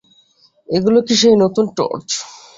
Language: Bangla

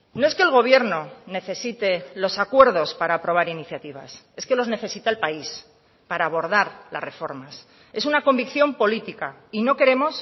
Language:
Spanish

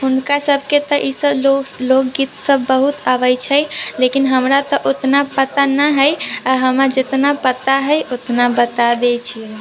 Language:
Maithili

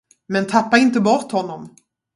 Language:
Swedish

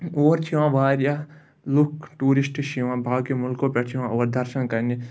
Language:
Kashmiri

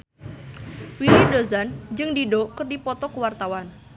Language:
Sundanese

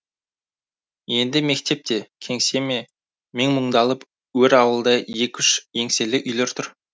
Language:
Kazakh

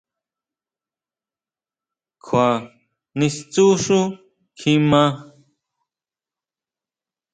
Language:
Huautla Mazatec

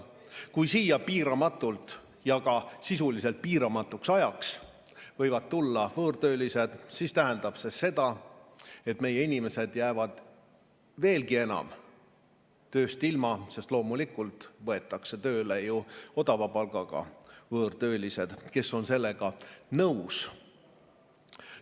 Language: Estonian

